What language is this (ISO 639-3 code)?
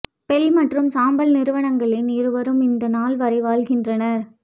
tam